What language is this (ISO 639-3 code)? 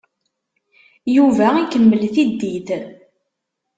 kab